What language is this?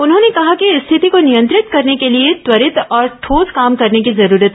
Hindi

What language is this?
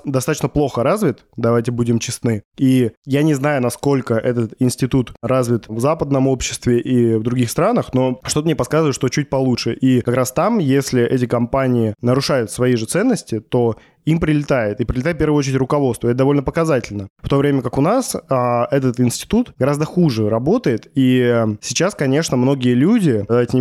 Russian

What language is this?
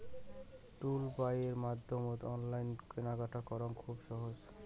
Bangla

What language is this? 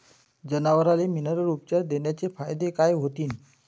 Marathi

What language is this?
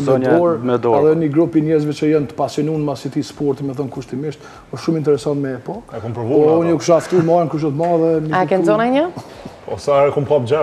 Romanian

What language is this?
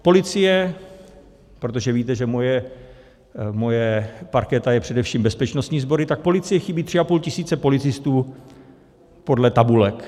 Czech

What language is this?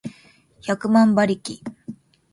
Japanese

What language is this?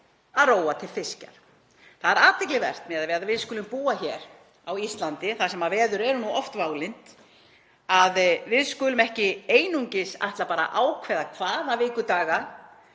Icelandic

